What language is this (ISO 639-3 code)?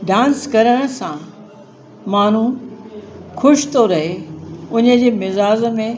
snd